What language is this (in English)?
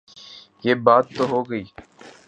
Urdu